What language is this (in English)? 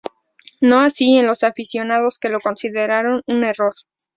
Spanish